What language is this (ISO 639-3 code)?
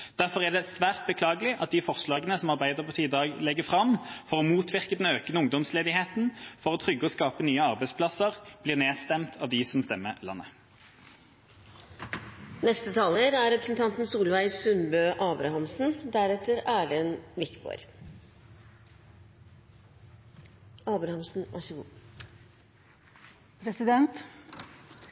nor